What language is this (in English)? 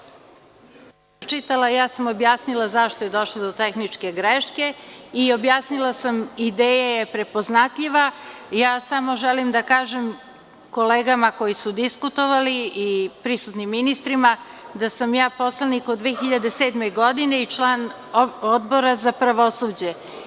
Serbian